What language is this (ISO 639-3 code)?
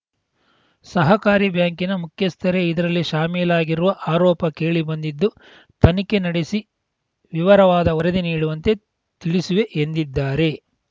kan